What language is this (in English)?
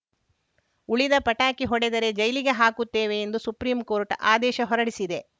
Kannada